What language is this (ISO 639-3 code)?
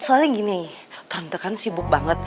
ind